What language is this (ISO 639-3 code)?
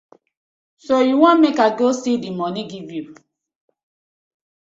pcm